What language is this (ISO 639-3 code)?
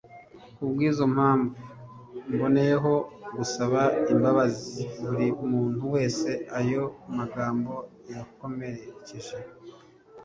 kin